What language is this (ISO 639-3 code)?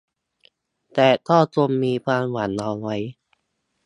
tha